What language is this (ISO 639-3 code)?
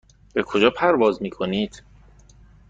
fas